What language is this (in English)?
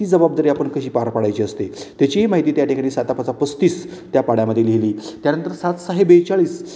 Marathi